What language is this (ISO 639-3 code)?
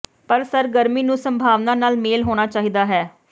pan